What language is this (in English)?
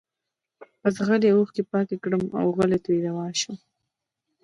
Pashto